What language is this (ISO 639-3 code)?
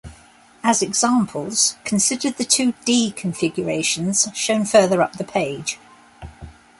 eng